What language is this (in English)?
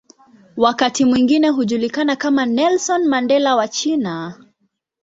Swahili